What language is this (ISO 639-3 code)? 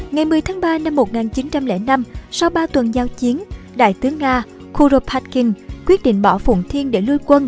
vie